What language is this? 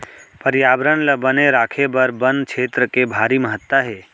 Chhattisgarhi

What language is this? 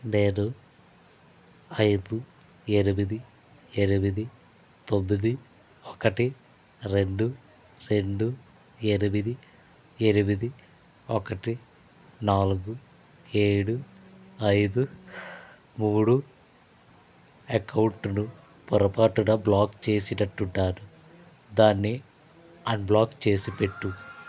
Telugu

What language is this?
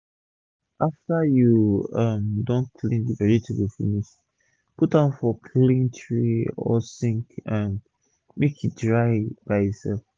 Nigerian Pidgin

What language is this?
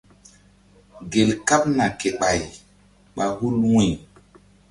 Mbum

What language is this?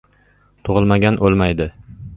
Uzbek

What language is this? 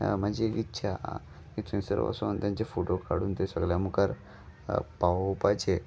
Konkani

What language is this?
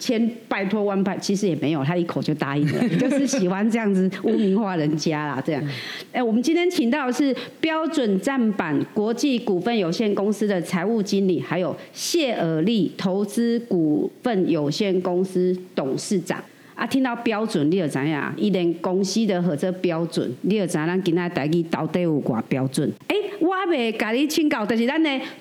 Chinese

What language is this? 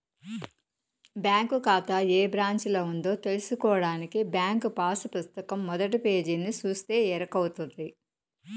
Telugu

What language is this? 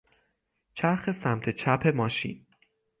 Persian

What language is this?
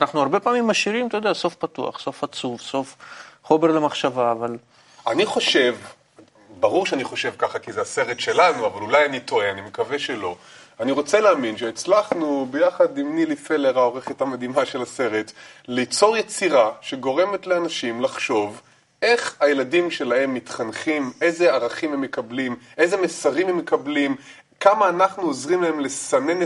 Hebrew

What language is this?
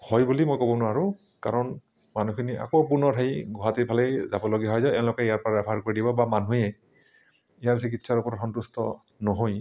Assamese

